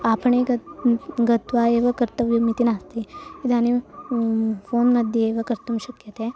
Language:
Sanskrit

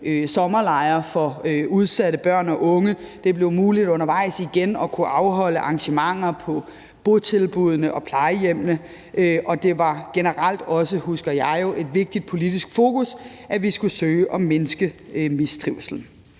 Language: Danish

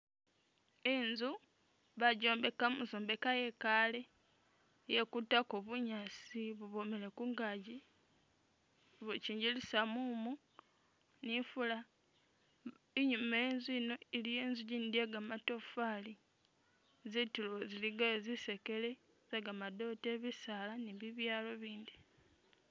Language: Masaaba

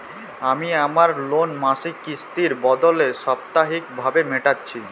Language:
Bangla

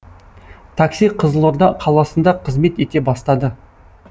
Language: Kazakh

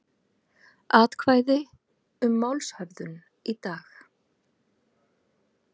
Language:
Icelandic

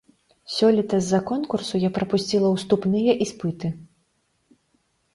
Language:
Belarusian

